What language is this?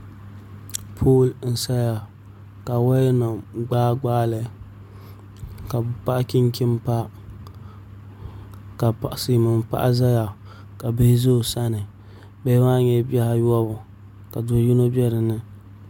Dagbani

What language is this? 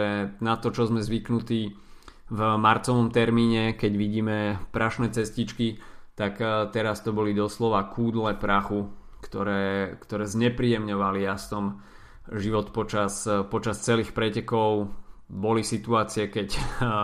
Slovak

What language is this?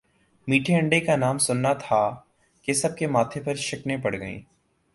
Urdu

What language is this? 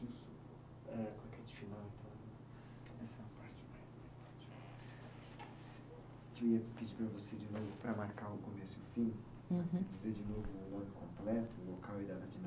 Portuguese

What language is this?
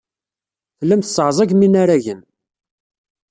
Kabyle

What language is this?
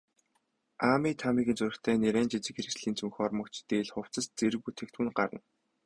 Mongolian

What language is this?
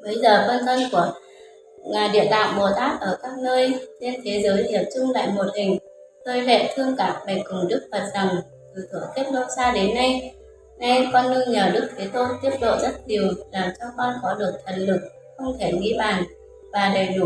Vietnamese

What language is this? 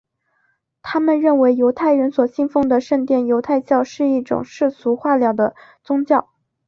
Chinese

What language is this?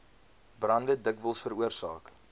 Afrikaans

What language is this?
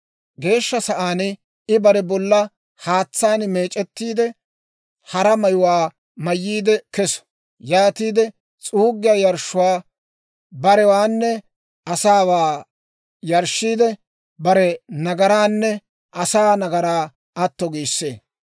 Dawro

